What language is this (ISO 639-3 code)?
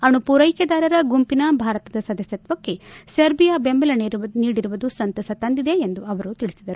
kan